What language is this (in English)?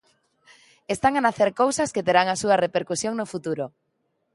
Galician